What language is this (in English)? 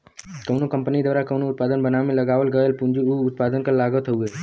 Bhojpuri